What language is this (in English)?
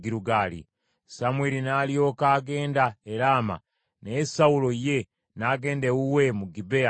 Ganda